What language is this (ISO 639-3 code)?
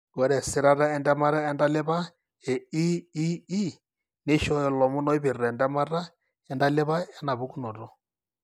mas